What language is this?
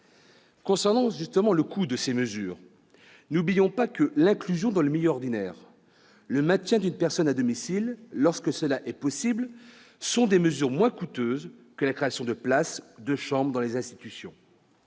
French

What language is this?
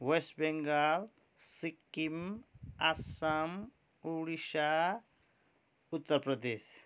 Nepali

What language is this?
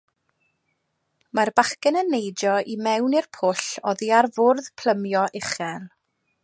Welsh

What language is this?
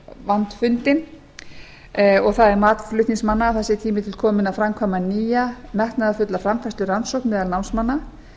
Icelandic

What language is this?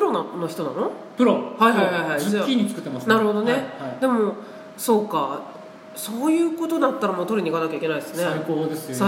Japanese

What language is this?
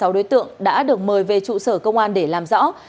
Vietnamese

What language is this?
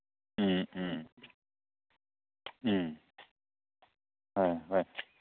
Manipuri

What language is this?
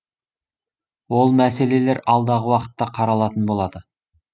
Kazakh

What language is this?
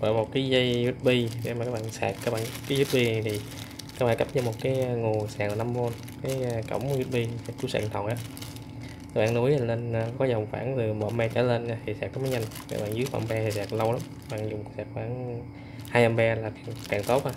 Vietnamese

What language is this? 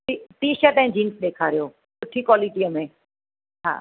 Sindhi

